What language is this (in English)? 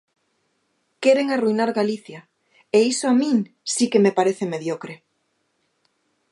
Galician